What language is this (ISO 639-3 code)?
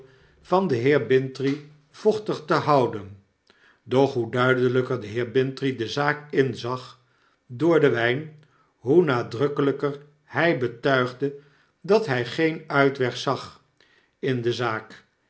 nld